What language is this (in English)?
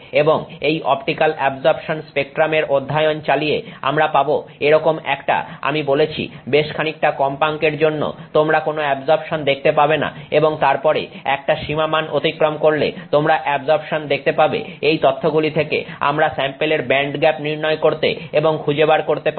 Bangla